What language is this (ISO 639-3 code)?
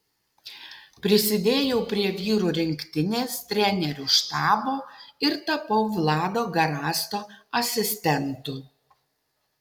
lit